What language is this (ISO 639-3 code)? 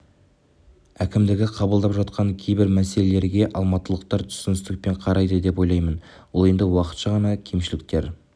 kaz